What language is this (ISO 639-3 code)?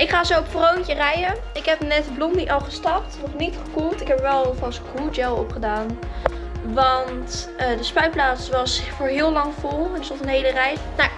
nld